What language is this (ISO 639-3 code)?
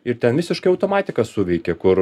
lit